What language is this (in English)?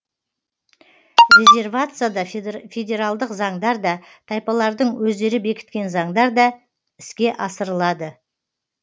Kazakh